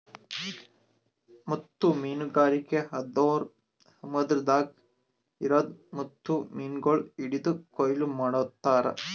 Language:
Kannada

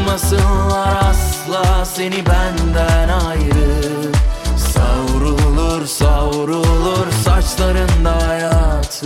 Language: Turkish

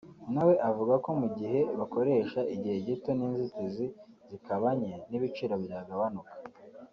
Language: Kinyarwanda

